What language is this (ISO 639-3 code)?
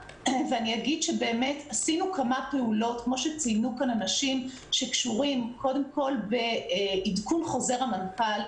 heb